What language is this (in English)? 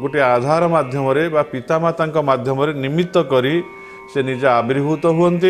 Bangla